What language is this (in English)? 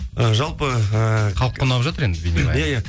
Kazakh